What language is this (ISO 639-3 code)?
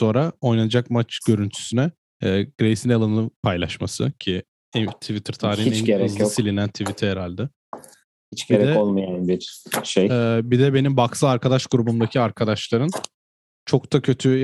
tur